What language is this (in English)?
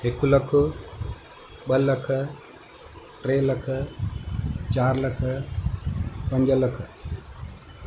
Sindhi